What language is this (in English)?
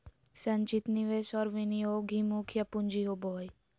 Magahi